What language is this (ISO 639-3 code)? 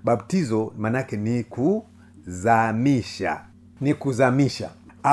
swa